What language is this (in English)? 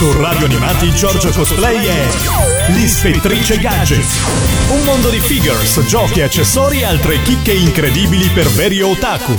Italian